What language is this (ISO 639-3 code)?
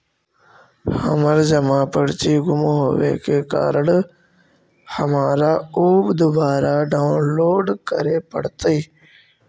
mag